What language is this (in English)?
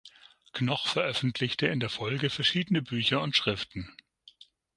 German